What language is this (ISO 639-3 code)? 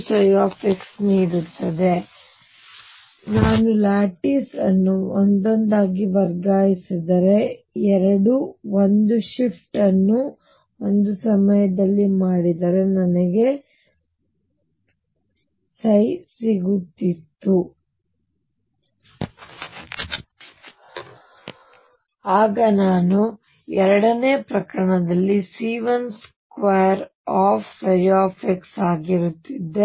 kan